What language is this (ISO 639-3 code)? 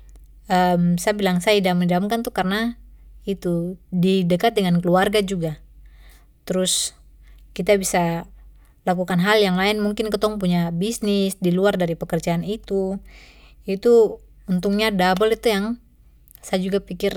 pmy